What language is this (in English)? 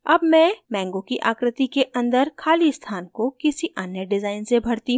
Hindi